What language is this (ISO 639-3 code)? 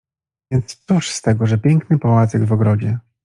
pol